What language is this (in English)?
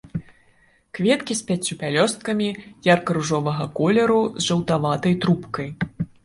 Belarusian